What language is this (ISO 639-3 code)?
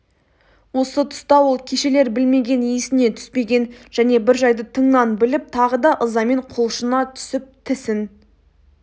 kaz